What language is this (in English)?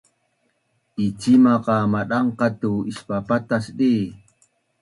Bunun